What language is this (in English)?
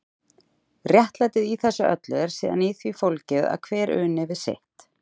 Icelandic